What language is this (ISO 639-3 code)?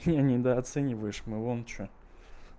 rus